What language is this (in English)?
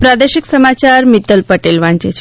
Gujarati